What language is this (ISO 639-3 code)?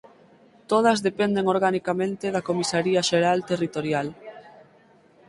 glg